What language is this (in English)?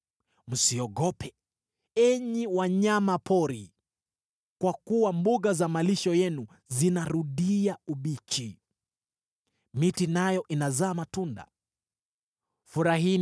Swahili